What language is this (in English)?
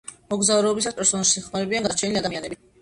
Georgian